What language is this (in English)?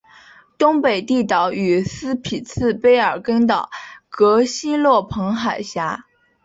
Chinese